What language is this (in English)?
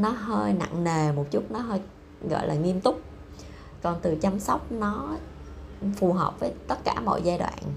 Vietnamese